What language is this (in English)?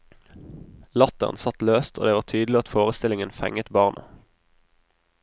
Norwegian